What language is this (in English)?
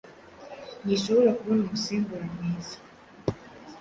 Kinyarwanda